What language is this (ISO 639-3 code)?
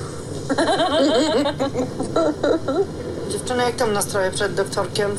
pol